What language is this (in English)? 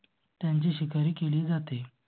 Marathi